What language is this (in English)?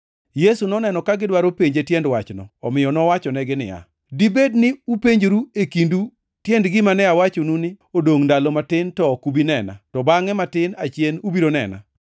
Luo (Kenya and Tanzania)